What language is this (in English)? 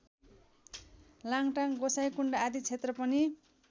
Nepali